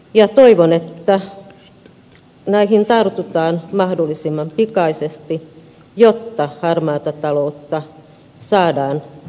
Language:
Finnish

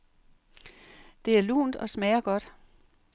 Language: Danish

